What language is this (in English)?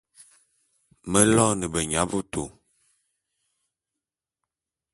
Bulu